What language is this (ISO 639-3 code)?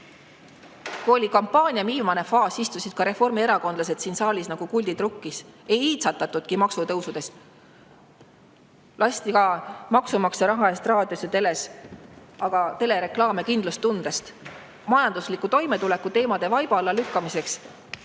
est